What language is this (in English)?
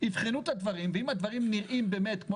Hebrew